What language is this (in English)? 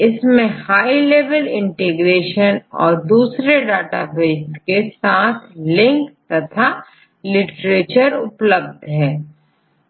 Hindi